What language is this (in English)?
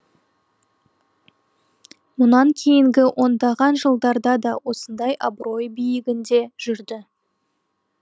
Kazakh